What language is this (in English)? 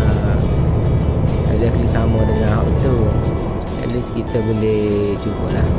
Malay